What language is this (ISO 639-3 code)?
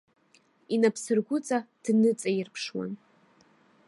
abk